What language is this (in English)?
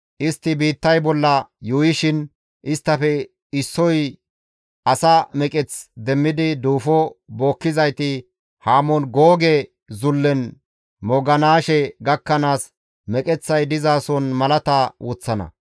Gamo